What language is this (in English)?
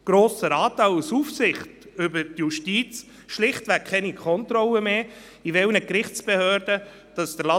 Swiss German